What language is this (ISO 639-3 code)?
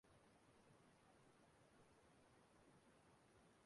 ibo